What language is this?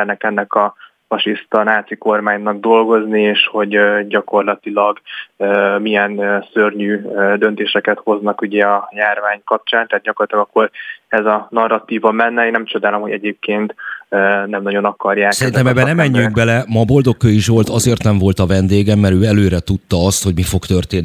Hungarian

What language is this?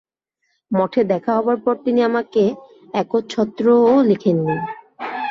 Bangla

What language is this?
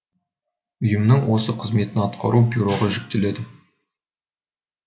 Kazakh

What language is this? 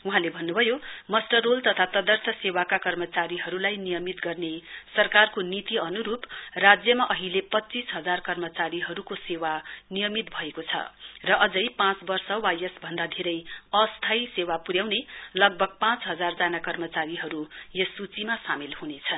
Nepali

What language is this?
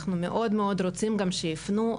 Hebrew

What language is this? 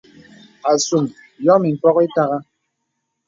Bebele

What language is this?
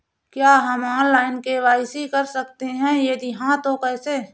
Hindi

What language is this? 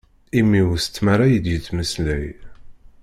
Kabyle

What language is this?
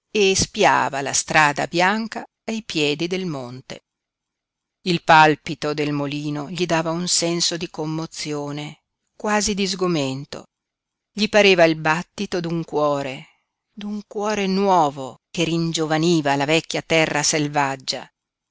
Italian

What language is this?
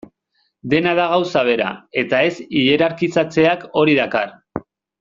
Basque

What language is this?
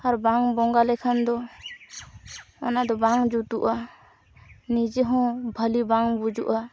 Santali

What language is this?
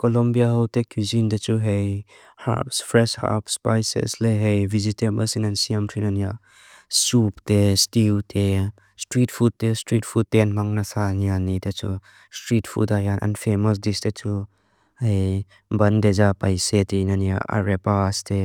Mizo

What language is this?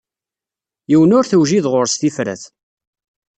Kabyle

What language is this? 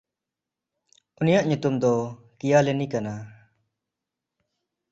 Santali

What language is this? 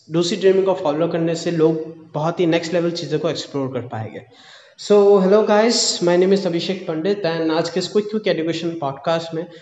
Hindi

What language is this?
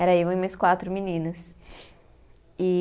Portuguese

